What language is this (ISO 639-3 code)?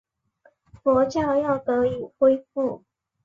zho